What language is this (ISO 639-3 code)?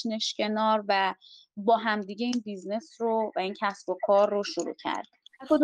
fas